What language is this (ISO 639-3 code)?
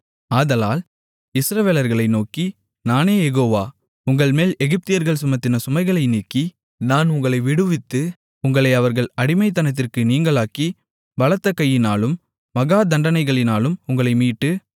tam